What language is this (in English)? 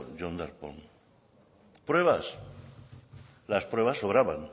Spanish